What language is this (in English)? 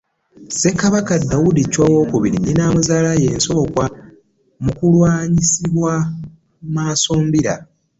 Ganda